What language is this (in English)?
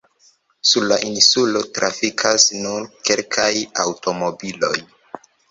Esperanto